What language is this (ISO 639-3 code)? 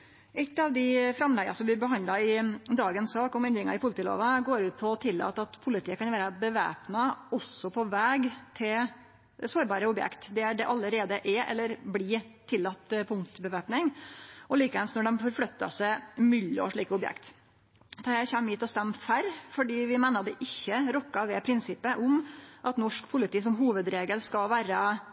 nno